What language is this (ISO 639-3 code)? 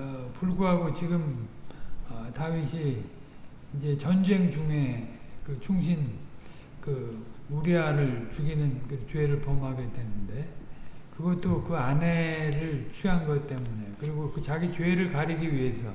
kor